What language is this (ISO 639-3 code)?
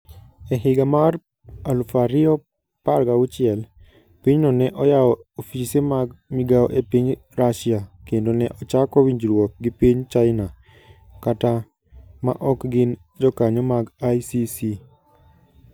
luo